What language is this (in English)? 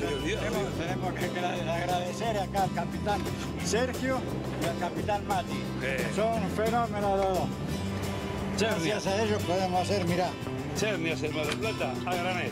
Spanish